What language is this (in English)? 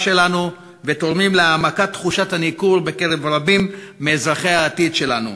Hebrew